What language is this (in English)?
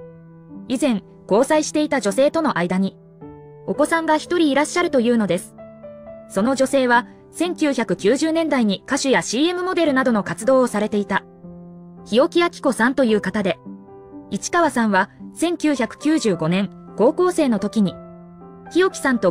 Japanese